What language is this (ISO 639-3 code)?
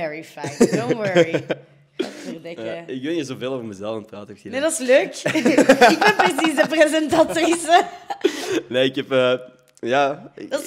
nld